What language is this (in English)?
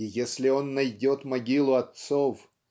Russian